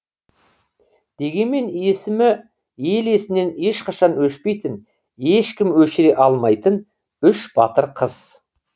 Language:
Kazakh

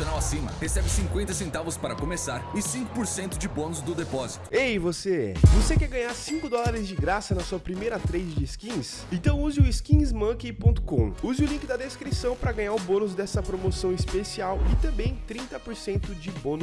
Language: Portuguese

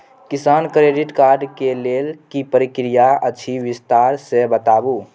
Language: Maithili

